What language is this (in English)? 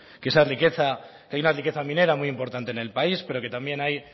Spanish